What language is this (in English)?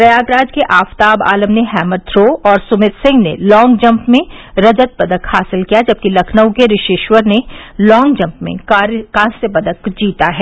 Hindi